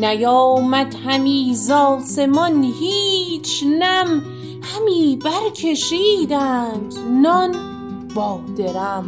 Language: Persian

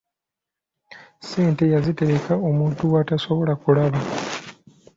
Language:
Ganda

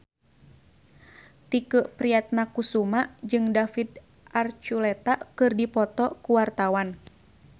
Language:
Sundanese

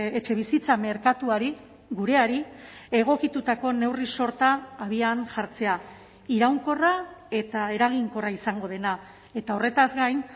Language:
Basque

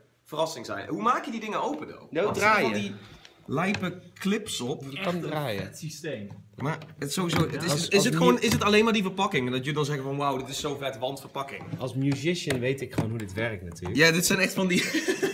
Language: Dutch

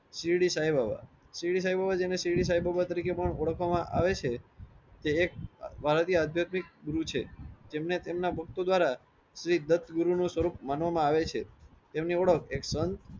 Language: Gujarati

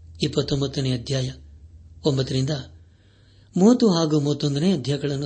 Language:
Kannada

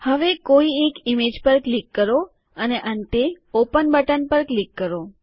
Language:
Gujarati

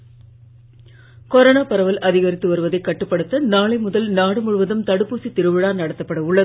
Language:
Tamil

